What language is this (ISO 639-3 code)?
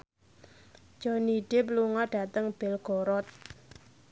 jav